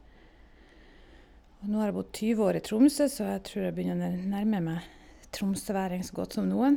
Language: Norwegian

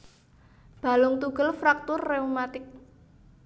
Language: Javanese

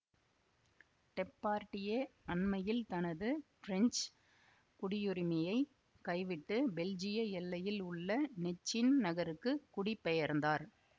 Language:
Tamil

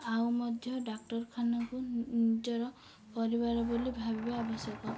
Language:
Odia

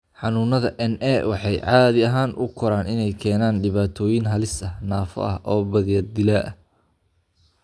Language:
Somali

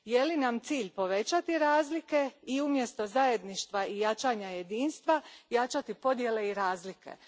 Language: Croatian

